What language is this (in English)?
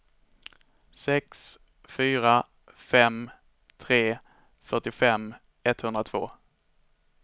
Swedish